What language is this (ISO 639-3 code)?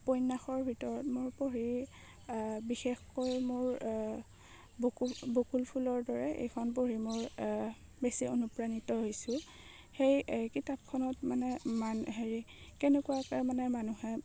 asm